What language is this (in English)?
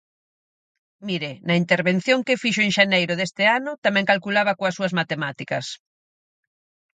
Galician